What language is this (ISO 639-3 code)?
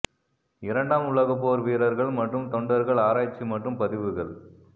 tam